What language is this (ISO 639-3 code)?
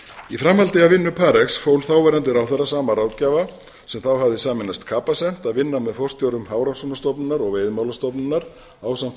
isl